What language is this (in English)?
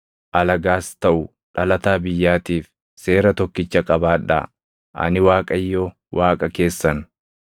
Oromo